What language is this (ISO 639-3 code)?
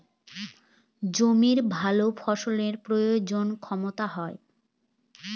ben